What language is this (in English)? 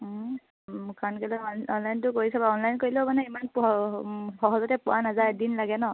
Assamese